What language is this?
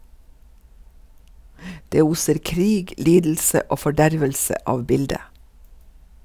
Norwegian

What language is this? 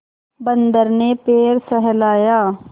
Hindi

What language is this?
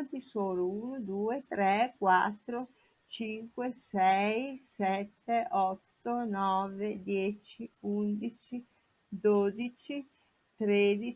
Italian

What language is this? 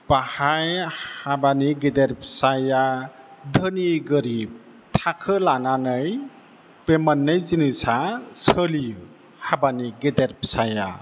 Bodo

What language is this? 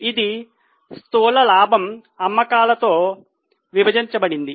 Telugu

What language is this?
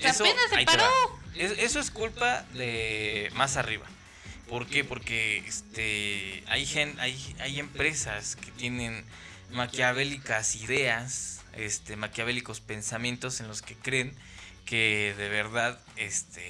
Spanish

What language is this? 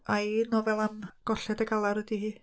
Welsh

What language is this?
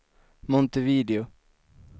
Swedish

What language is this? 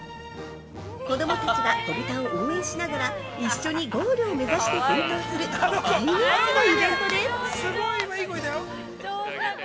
Japanese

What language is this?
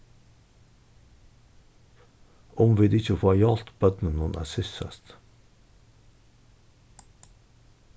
Faroese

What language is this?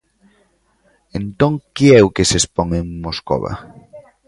Galician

